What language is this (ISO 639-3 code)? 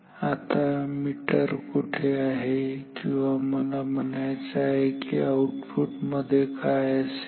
mar